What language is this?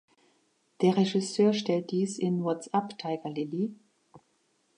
German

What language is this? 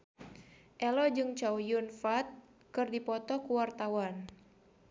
Sundanese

